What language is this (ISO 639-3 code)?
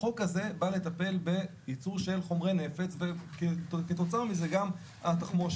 heb